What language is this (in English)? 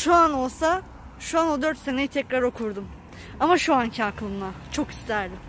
Turkish